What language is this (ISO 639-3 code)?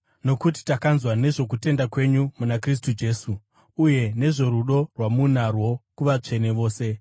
sna